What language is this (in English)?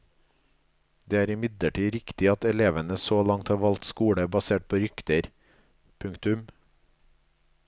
Norwegian